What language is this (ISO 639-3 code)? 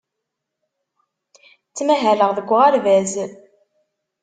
kab